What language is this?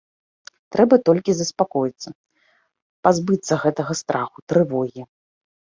Belarusian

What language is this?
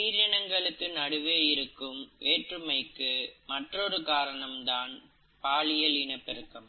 Tamil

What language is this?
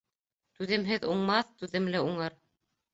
Bashkir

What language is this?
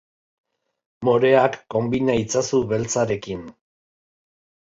Basque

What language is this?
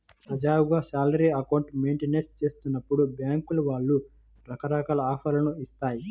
Telugu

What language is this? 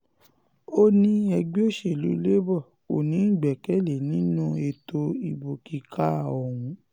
Yoruba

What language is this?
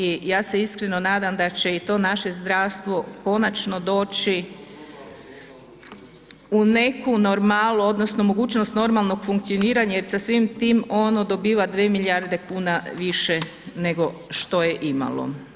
Croatian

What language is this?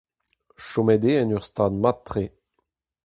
Breton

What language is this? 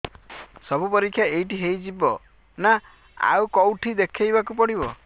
Odia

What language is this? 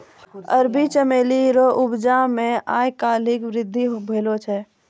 Maithili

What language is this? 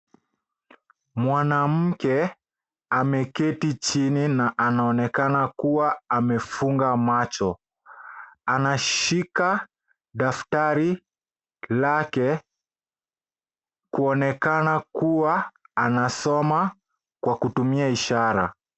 Swahili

